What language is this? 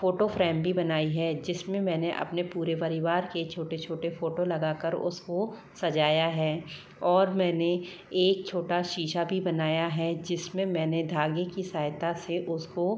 Hindi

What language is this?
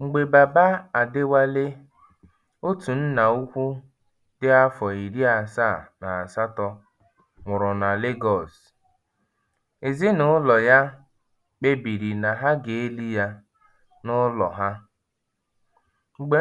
Igbo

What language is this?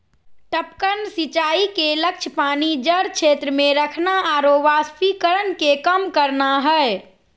Magahi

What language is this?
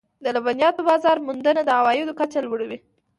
Pashto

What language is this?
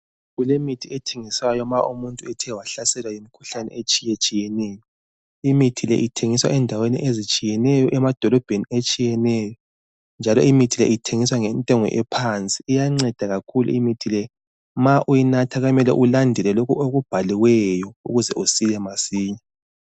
North Ndebele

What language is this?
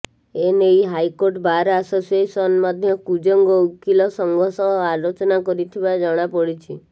Odia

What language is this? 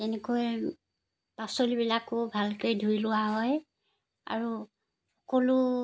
Assamese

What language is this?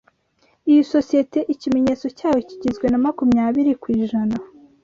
Kinyarwanda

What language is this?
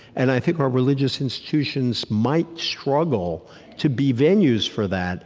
English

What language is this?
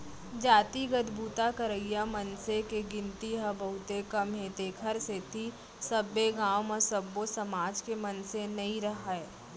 Chhattisgarhi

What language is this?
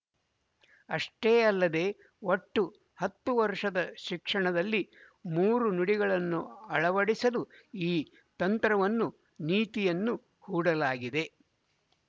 Kannada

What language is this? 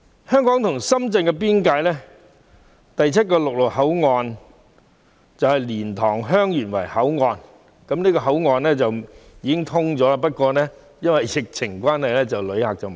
Cantonese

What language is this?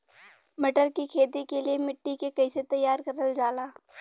Bhojpuri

